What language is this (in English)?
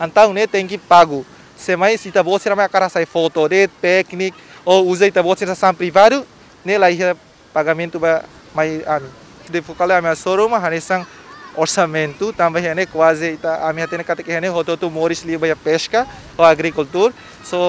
Dutch